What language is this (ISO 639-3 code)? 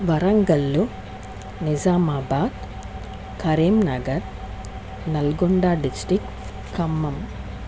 tel